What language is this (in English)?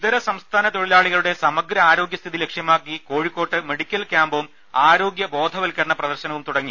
Malayalam